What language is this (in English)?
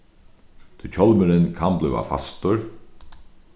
Faroese